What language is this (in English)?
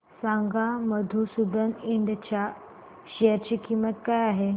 Marathi